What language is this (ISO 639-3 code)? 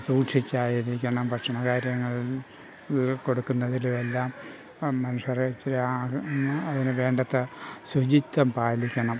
mal